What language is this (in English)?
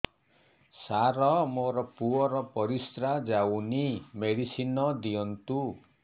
Odia